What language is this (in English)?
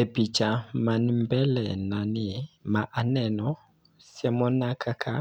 Luo (Kenya and Tanzania)